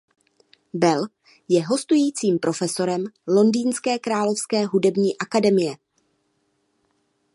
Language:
Czech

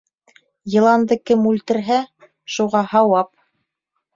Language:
Bashkir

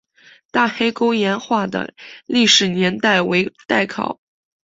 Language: Chinese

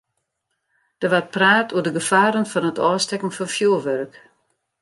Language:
Western Frisian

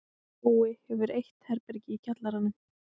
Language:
Icelandic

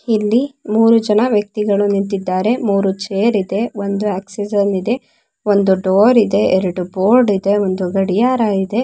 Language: Kannada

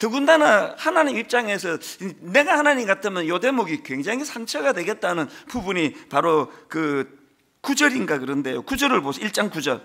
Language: Korean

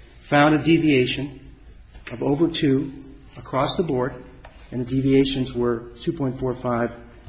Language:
English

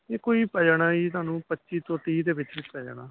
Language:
Punjabi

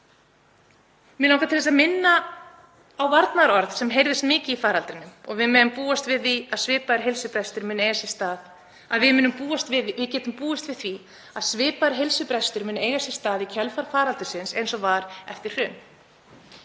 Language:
Icelandic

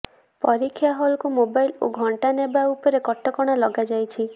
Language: Odia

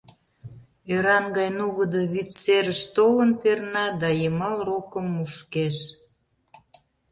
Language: Mari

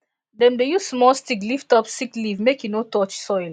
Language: Nigerian Pidgin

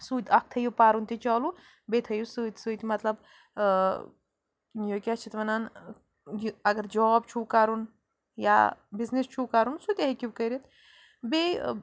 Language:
Kashmiri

